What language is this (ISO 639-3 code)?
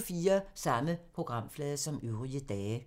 dan